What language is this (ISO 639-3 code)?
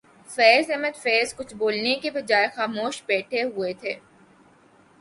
urd